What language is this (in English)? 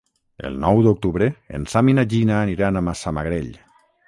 Catalan